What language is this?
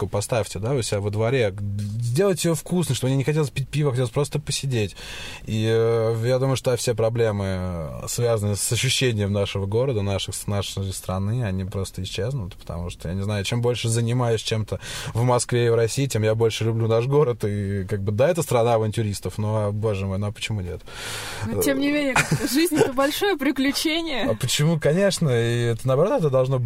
Russian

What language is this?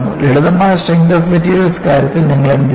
Malayalam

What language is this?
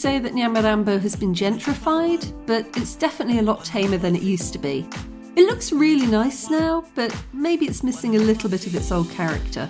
English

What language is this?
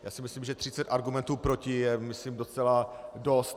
Czech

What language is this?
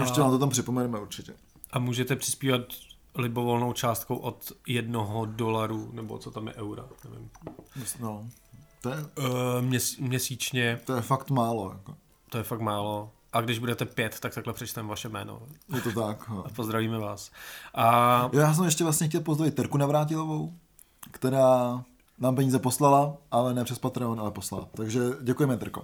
Czech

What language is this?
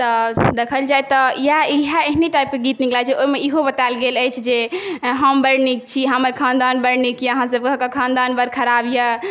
Maithili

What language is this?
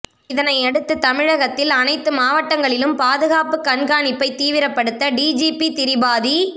Tamil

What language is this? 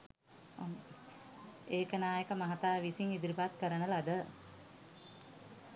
Sinhala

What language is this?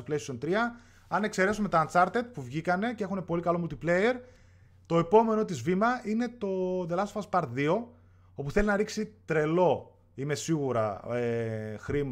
Greek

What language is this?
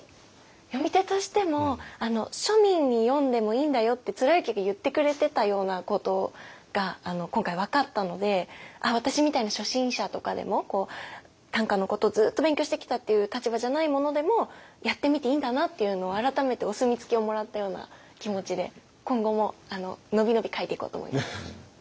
Japanese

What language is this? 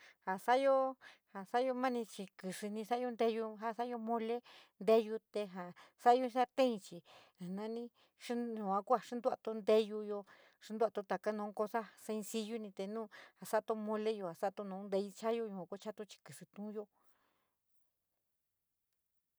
San Miguel El Grande Mixtec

